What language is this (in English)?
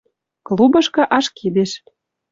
Western Mari